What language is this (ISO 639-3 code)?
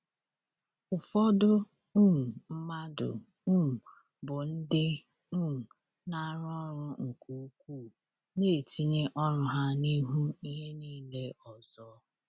ibo